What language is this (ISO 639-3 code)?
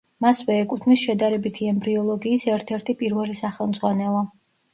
kat